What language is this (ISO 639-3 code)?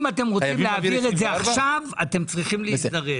heb